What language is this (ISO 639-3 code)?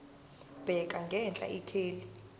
zul